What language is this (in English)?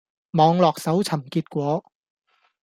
Cantonese